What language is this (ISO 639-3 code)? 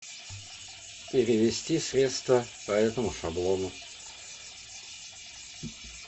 rus